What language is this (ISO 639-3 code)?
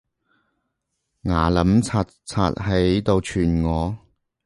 yue